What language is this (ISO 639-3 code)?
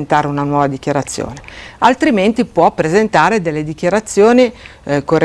ita